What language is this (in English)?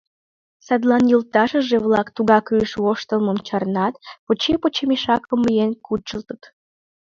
Mari